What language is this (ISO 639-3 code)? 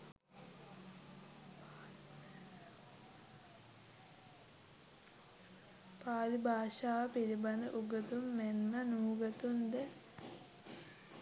sin